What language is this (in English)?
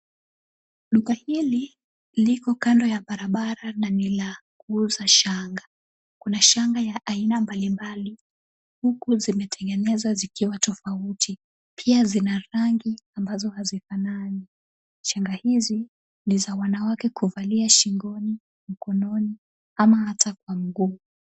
Swahili